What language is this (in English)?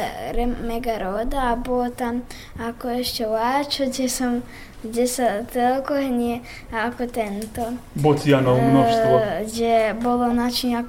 Slovak